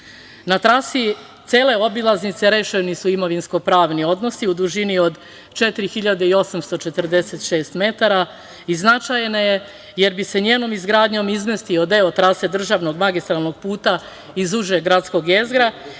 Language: Serbian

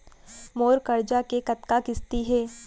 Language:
Chhattisgarhi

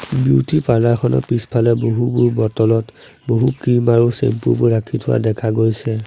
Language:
Assamese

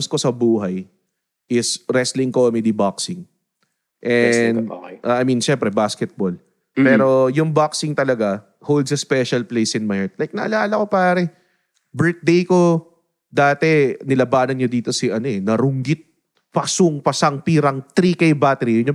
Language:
Filipino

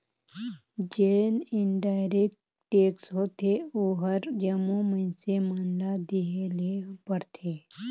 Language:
Chhattisgarhi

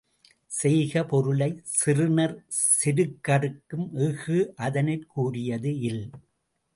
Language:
Tamil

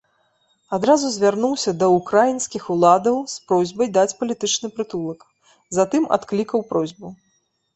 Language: Belarusian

